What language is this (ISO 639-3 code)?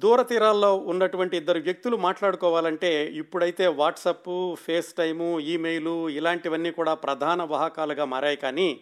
tel